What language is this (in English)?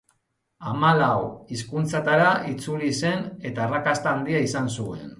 Basque